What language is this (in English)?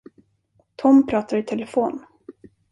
Swedish